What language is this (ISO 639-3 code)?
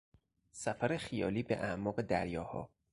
fas